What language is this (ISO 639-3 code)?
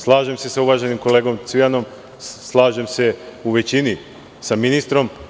srp